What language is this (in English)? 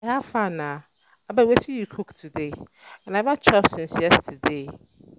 Nigerian Pidgin